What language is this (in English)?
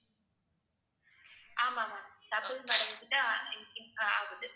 Tamil